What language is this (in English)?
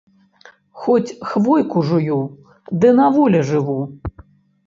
Belarusian